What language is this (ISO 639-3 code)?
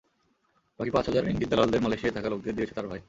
ben